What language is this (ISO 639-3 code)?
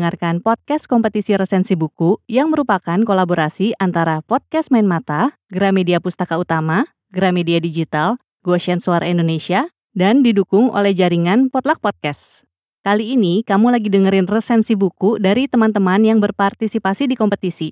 ind